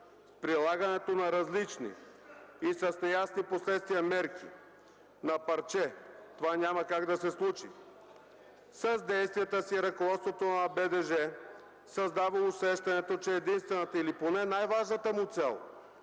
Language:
Bulgarian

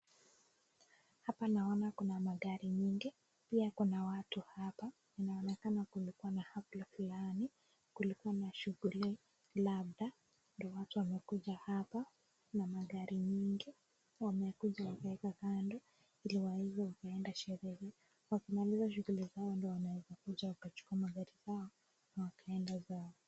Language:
Swahili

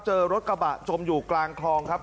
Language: Thai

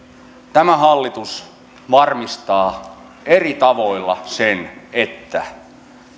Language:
Finnish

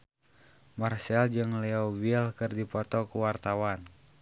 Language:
Sundanese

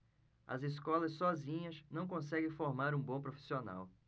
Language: Portuguese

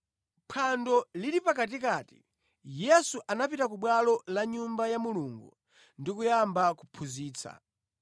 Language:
Nyanja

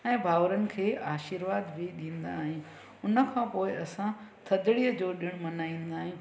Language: Sindhi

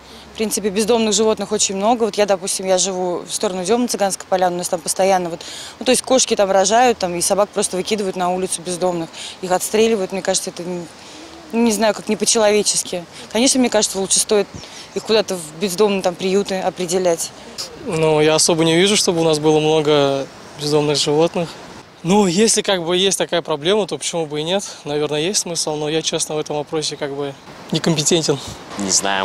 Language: Russian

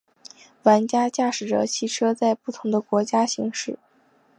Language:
Chinese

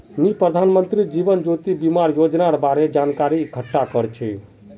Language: Magahi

